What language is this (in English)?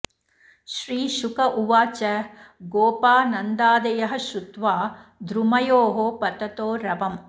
Sanskrit